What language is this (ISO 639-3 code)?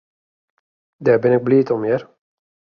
fry